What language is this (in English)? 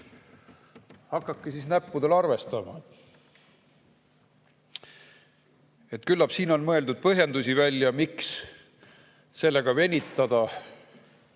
Estonian